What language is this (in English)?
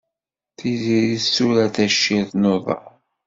Kabyle